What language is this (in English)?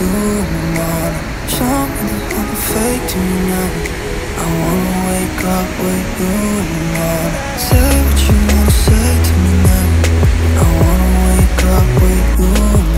Indonesian